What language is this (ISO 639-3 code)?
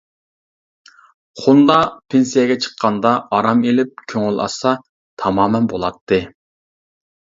uig